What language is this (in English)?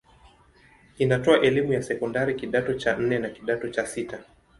Swahili